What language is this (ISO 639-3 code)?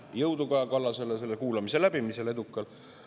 est